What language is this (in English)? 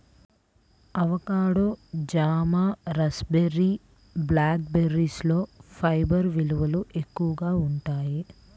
Telugu